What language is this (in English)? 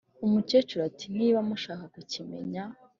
Kinyarwanda